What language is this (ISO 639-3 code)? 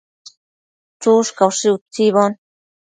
mcf